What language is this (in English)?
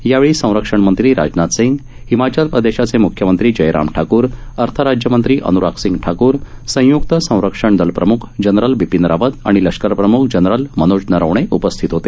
Marathi